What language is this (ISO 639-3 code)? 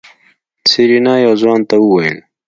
pus